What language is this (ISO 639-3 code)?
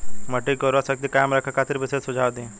bho